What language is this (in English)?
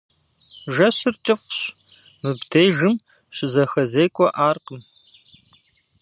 Kabardian